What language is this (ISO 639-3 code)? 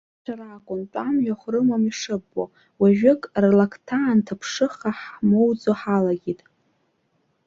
abk